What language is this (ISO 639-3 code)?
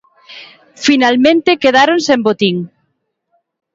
glg